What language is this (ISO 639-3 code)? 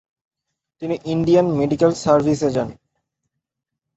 ben